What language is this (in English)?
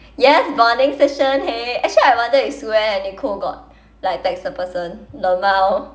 English